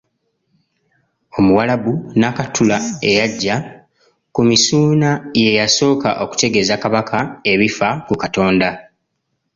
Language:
Ganda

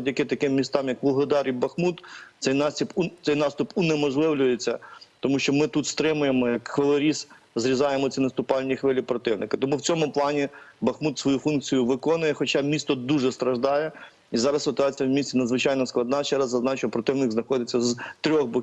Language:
Ukrainian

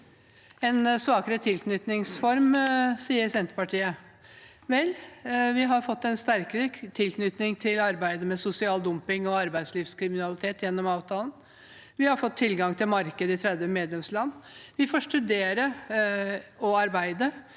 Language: Norwegian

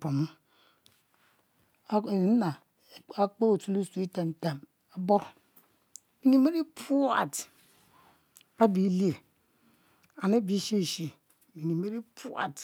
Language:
Mbe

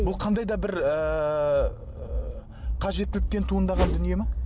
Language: Kazakh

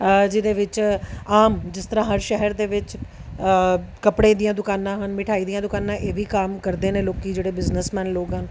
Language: Punjabi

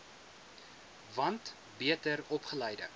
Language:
Afrikaans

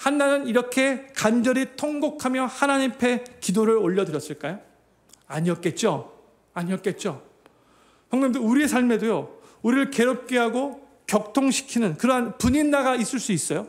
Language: Korean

